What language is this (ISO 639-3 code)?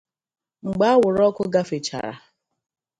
ibo